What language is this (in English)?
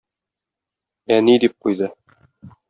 Tatar